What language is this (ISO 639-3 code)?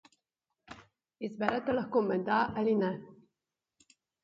slv